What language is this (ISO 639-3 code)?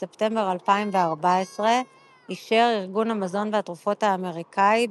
heb